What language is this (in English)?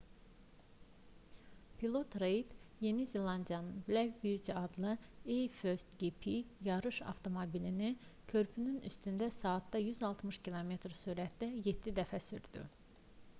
Azerbaijani